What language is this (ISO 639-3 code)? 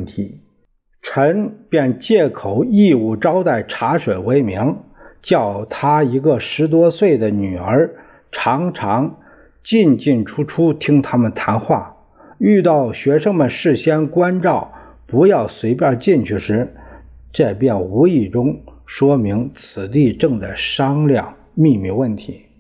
zho